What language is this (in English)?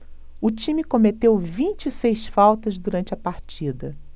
Portuguese